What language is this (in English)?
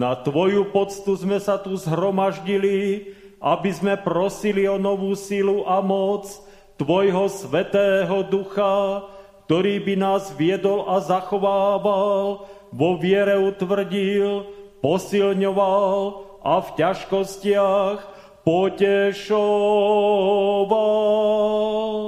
Slovak